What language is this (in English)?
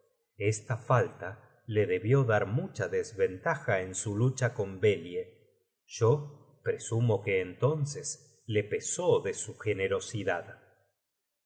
Spanish